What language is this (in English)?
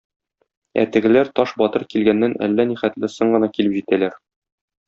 Tatar